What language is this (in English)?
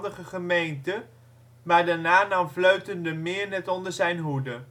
Dutch